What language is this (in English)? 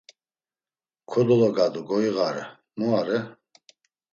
Laz